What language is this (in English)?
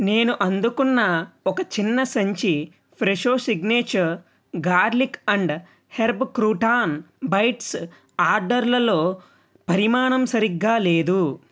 Telugu